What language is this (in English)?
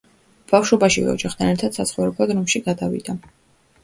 Georgian